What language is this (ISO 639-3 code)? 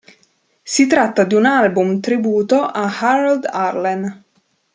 ita